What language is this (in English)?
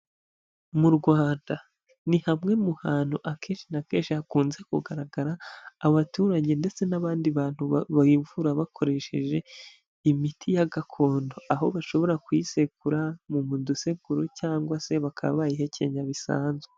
Kinyarwanda